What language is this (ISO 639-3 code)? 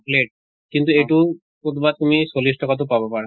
asm